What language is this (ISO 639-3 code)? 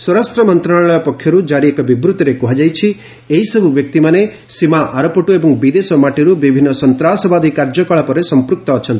ori